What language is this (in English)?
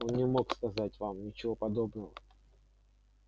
Russian